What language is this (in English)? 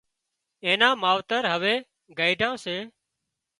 Wadiyara Koli